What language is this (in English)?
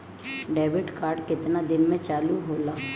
Bhojpuri